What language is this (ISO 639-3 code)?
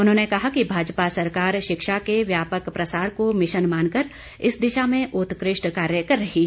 hin